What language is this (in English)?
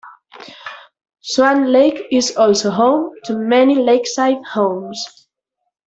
English